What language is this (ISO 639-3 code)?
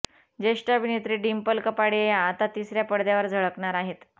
mar